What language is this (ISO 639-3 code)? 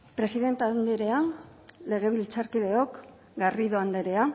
eus